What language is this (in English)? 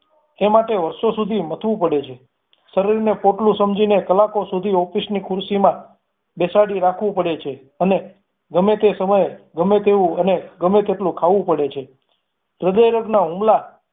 Gujarati